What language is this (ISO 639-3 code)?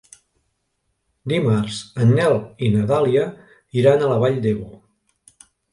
cat